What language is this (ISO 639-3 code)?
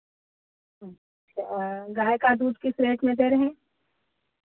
hin